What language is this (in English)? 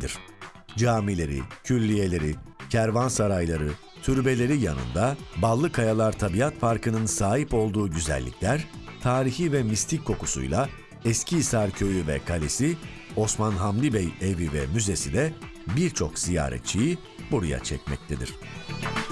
Turkish